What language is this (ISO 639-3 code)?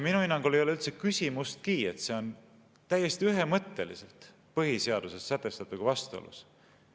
est